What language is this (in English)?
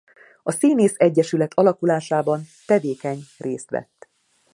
Hungarian